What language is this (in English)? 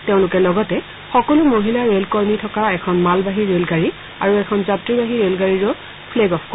Assamese